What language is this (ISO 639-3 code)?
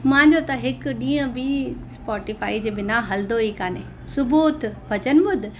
snd